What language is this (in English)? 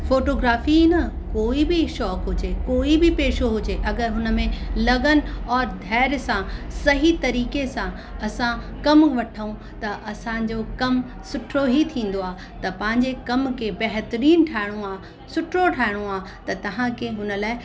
Sindhi